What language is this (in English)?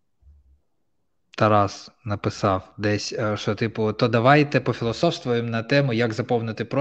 Ukrainian